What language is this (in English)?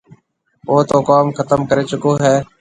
Marwari (Pakistan)